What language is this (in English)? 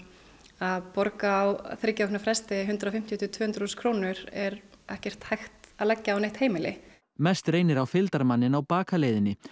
Icelandic